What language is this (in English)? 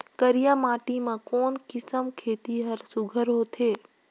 Chhattisgarhi